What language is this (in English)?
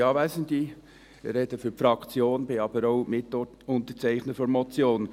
Swiss German